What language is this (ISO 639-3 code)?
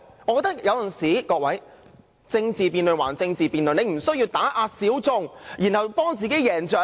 yue